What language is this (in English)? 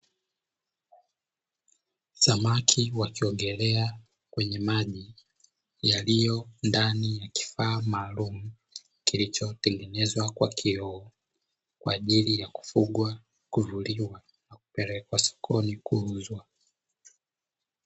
Swahili